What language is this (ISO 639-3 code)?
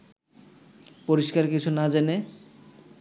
ben